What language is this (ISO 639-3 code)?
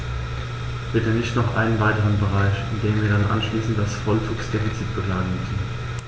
deu